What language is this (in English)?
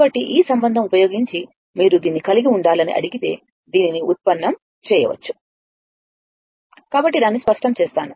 Telugu